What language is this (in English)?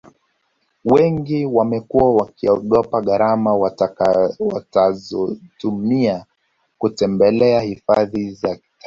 Swahili